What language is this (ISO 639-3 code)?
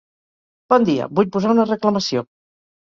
cat